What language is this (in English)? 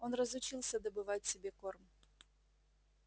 Russian